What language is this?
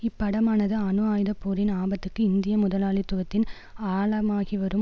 Tamil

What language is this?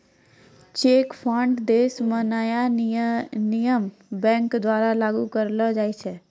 Maithili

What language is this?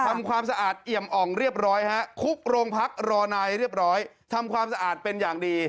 Thai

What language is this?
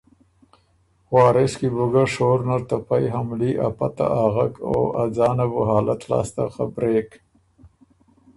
Ormuri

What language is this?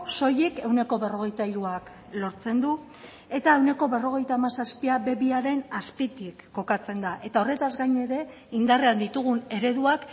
Basque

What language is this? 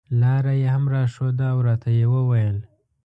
Pashto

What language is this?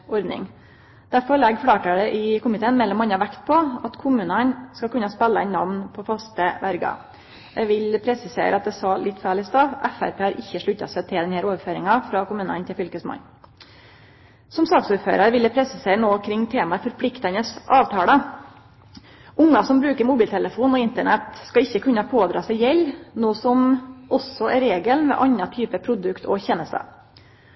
Norwegian Nynorsk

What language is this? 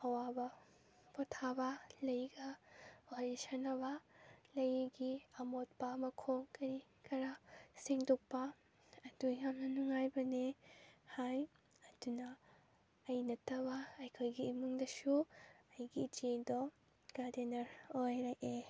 Manipuri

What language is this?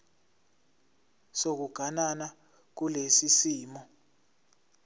Zulu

